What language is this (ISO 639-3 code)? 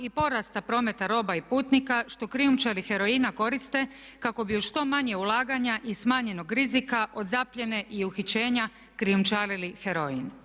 hrv